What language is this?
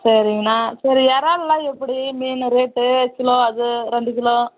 Tamil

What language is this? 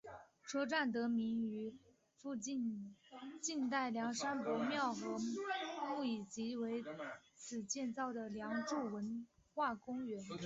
Chinese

